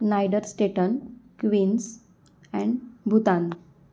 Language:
Marathi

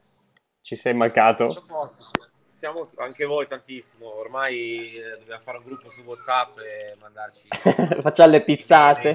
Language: Italian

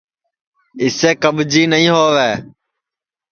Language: Sansi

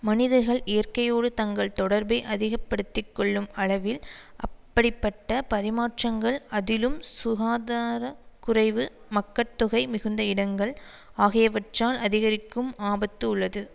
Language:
Tamil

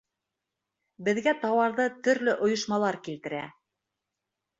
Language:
Bashkir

